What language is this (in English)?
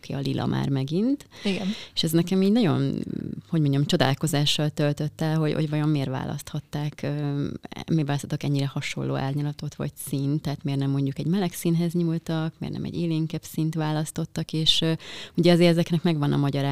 Hungarian